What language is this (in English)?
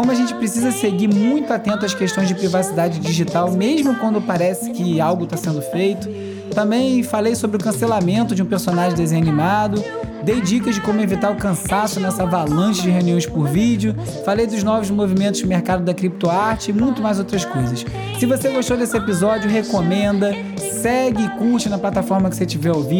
Portuguese